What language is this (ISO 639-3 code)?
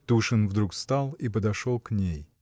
rus